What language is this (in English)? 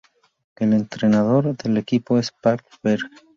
Spanish